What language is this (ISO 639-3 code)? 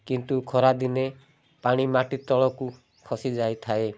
ori